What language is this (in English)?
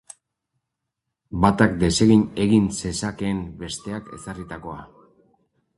Basque